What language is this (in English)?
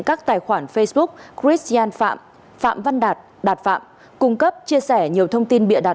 Vietnamese